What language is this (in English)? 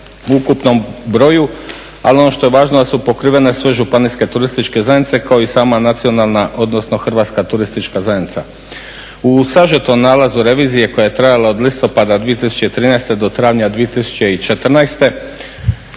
Croatian